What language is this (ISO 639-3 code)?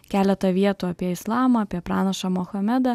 lit